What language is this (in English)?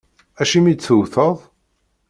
Kabyle